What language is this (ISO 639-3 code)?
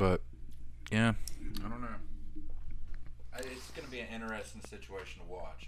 eng